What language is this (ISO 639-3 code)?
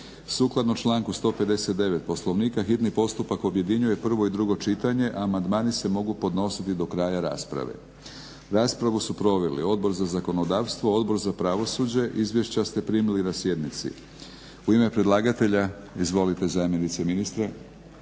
hrv